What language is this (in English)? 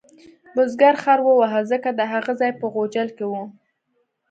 Pashto